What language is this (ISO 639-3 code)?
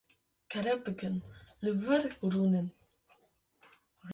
kur